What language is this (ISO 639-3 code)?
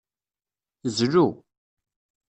kab